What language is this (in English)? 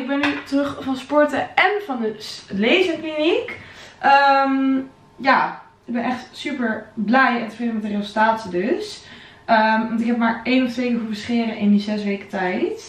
Dutch